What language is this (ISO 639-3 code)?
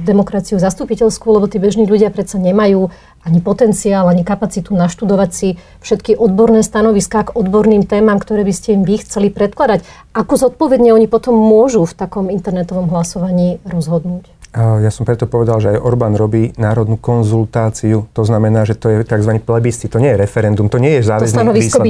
slk